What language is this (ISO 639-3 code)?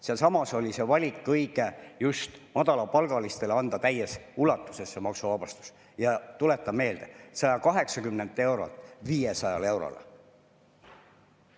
est